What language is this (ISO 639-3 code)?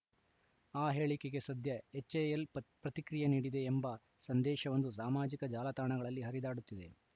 kan